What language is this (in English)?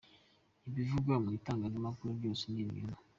Kinyarwanda